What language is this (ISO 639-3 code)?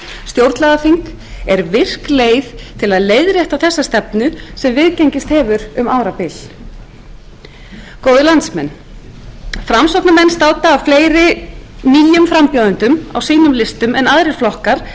isl